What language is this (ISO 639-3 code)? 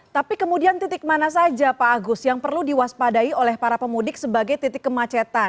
ind